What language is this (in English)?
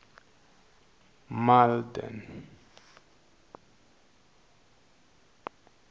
Tsonga